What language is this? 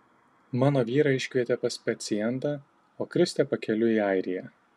Lithuanian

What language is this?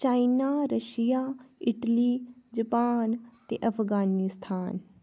Dogri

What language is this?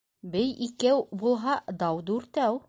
Bashkir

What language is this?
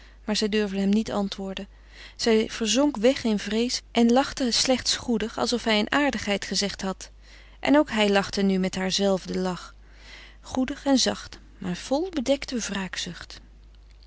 Dutch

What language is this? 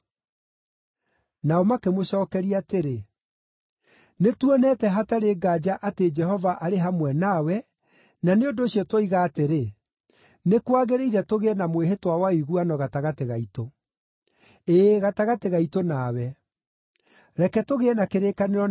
Kikuyu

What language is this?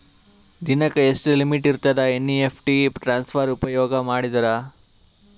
Kannada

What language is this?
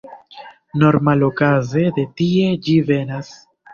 Esperanto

